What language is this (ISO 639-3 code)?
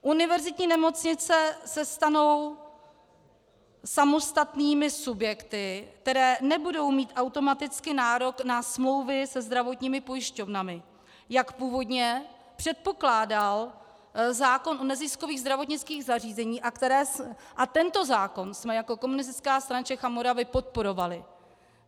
ces